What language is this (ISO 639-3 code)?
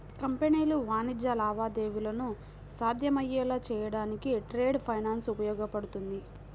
tel